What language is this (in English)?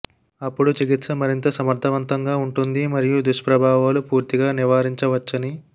Telugu